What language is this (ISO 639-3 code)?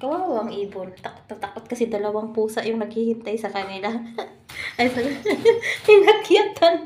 fil